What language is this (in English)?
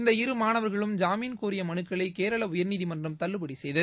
Tamil